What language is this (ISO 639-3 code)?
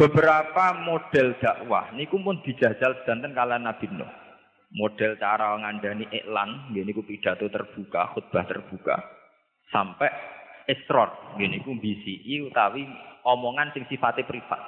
msa